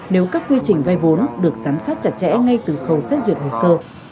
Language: Vietnamese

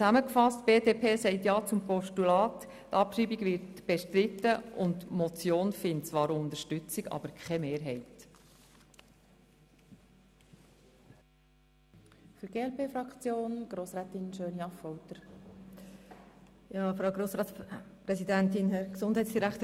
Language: Swiss German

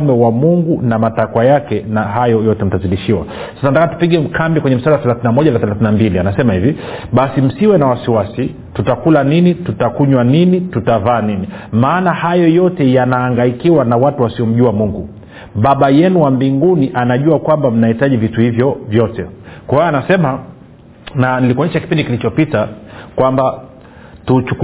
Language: Swahili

